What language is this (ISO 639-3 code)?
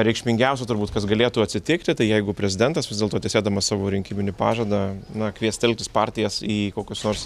lit